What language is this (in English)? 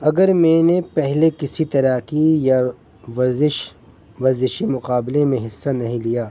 Urdu